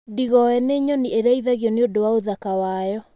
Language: Kikuyu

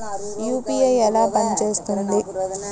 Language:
Telugu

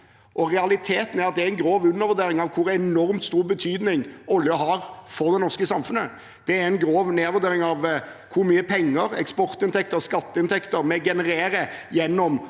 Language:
Norwegian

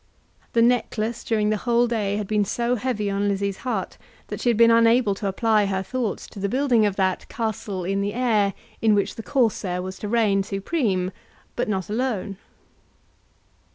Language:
English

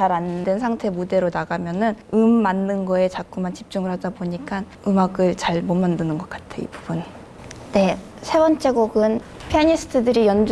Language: Korean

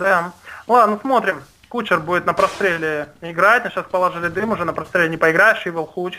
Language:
Russian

